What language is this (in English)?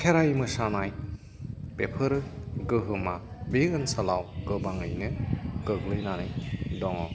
Bodo